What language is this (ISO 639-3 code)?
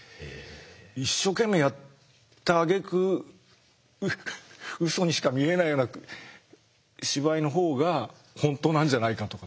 jpn